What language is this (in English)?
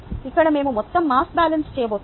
Telugu